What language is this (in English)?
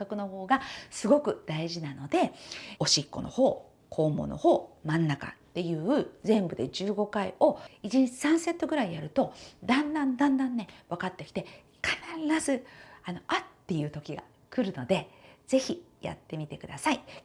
Japanese